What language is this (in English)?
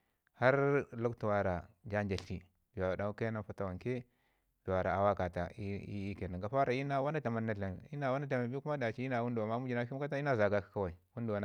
Ngizim